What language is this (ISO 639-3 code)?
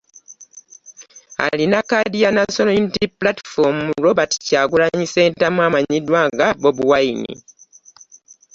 lug